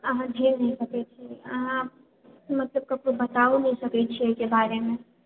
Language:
Maithili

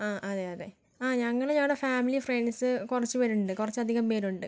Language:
Malayalam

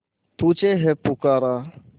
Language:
Hindi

